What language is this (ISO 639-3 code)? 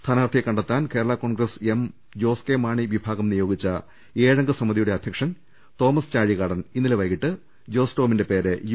mal